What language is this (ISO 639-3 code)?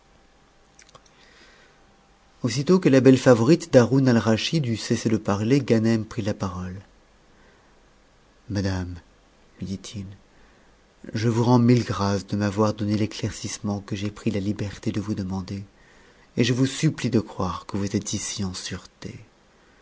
fra